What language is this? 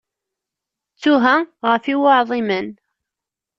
Kabyle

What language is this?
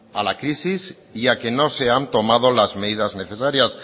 Spanish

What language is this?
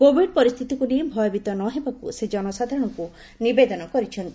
Odia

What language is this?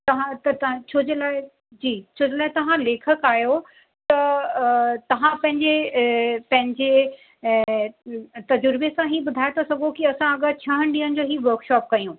Sindhi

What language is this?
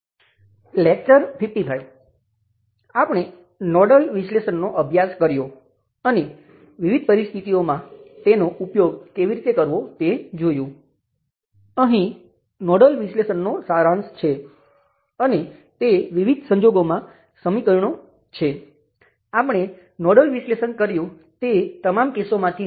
Gujarati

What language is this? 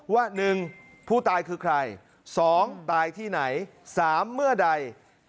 Thai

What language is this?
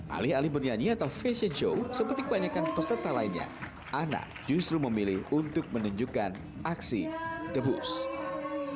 Indonesian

